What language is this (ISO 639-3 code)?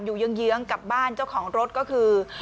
tha